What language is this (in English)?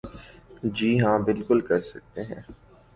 Urdu